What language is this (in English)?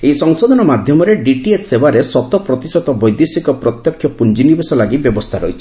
Odia